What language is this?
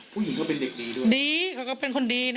Thai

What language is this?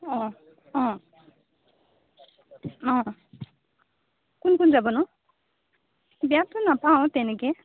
Assamese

